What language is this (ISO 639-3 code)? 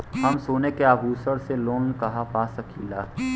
bho